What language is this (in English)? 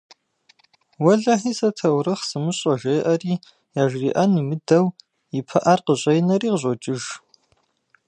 Kabardian